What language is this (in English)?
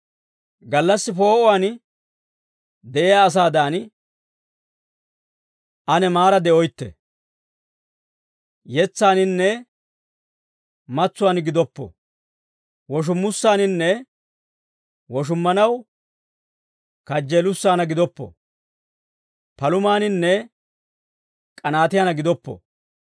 Dawro